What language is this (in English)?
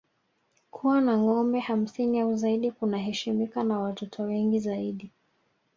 Swahili